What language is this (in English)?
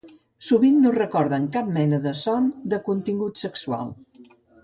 Catalan